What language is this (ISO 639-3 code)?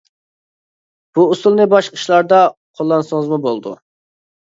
uig